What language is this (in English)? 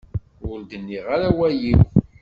Kabyle